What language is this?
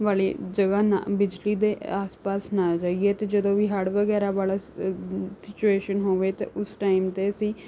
Punjabi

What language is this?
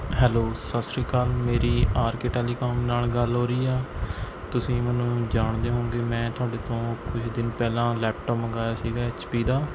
Punjabi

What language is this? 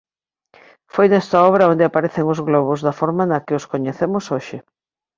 Galician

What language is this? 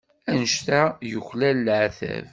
Kabyle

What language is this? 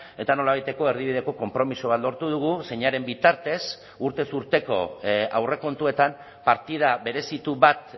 Basque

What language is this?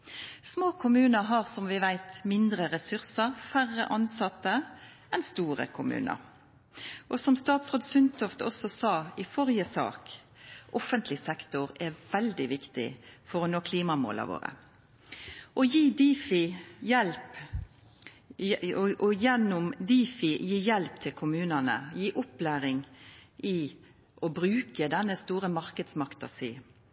Norwegian Nynorsk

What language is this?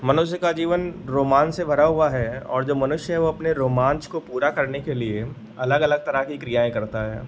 Hindi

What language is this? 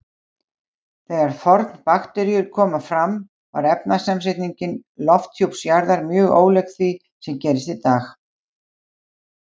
Icelandic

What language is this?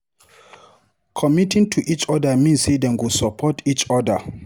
Nigerian Pidgin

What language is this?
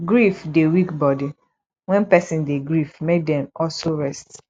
Nigerian Pidgin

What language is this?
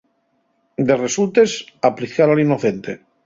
Asturian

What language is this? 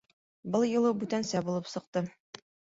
Bashkir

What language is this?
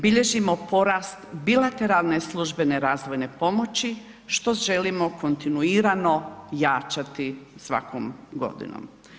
Croatian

